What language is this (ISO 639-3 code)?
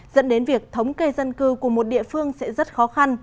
vie